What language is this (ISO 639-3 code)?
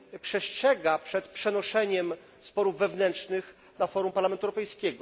pol